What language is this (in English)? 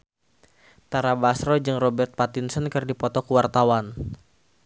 Sundanese